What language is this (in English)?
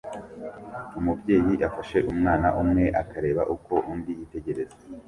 Kinyarwanda